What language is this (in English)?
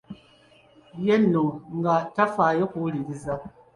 Ganda